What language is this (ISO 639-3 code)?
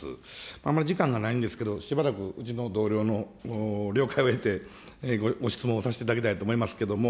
jpn